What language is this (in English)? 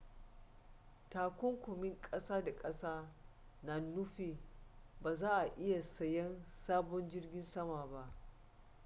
Hausa